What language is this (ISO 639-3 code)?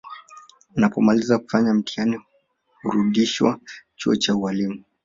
swa